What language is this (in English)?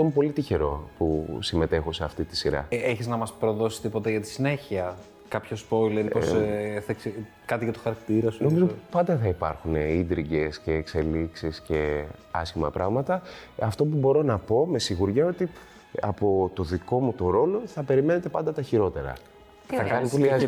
Greek